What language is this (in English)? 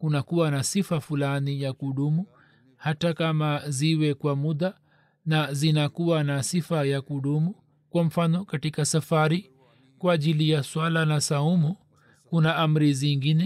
Swahili